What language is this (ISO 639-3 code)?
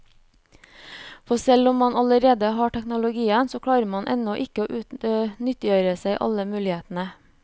nor